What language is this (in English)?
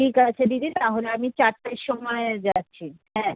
Bangla